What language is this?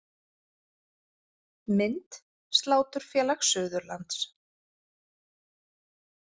Icelandic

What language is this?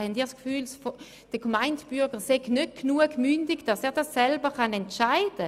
Swiss German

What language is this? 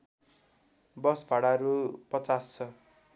Nepali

